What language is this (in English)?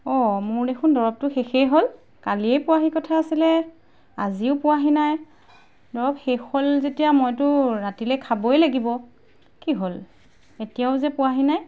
Assamese